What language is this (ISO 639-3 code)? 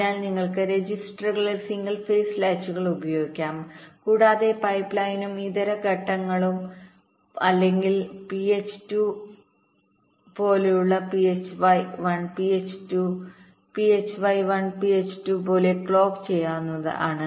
mal